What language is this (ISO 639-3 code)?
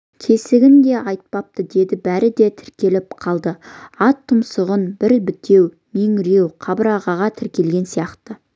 kaz